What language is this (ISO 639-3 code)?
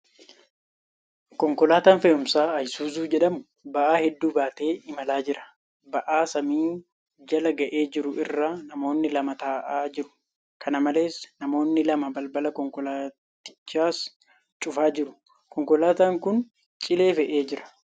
orm